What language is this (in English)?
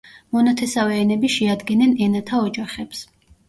Georgian